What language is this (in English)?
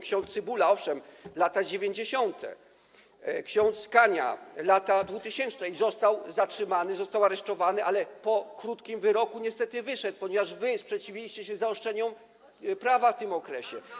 Polish